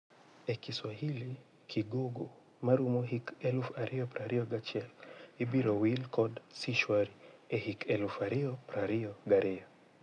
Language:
Luo (Kenya and Tanzania)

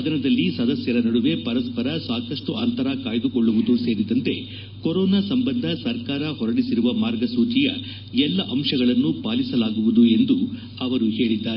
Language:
Kannada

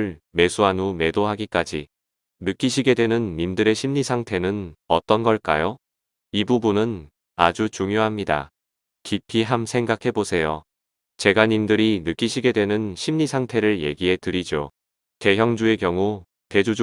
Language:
Korean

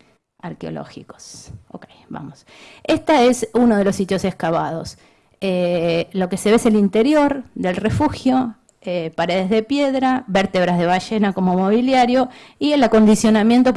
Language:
Spanish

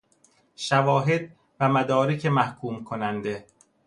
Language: Persian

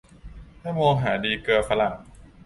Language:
Thai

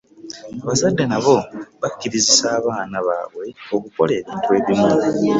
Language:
Ganda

